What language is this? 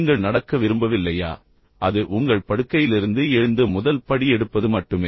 Tamil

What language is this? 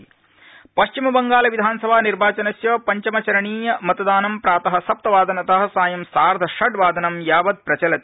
Sanskrit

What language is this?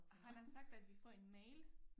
Danish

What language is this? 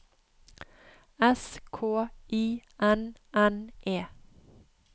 Norwegian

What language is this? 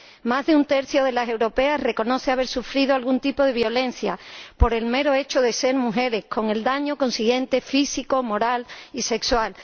Spanish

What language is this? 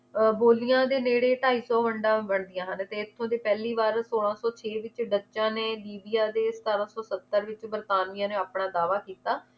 Punjabi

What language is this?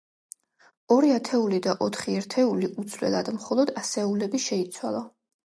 Georgian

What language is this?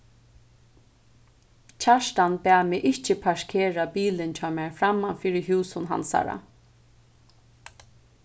Faroese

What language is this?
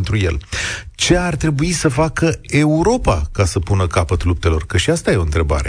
Romanian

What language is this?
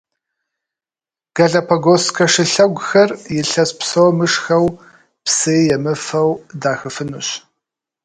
Kabardian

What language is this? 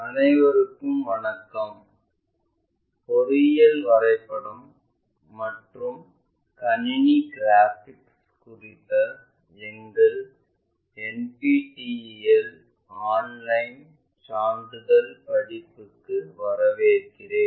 Tamil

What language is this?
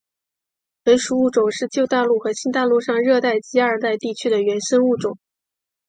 Chinese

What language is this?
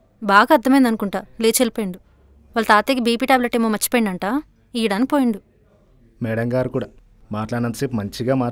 Telugu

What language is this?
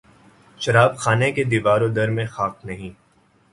Urdu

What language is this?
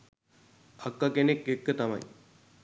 Sinhala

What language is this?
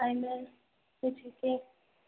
Maithili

